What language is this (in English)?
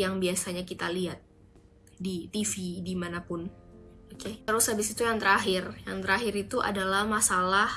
Indonesian